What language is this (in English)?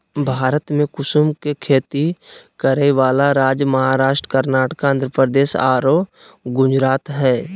Magahi